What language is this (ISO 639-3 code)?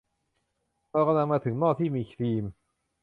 tha